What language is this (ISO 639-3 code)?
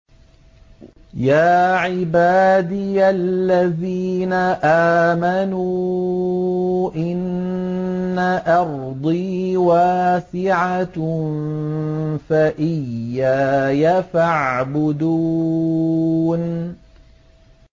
ara